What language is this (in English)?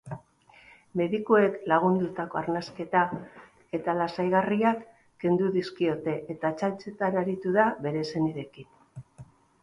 Basque